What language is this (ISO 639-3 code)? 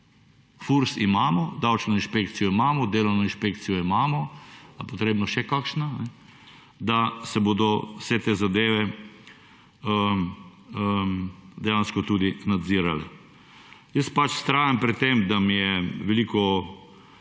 slv